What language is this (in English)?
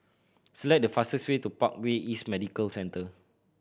English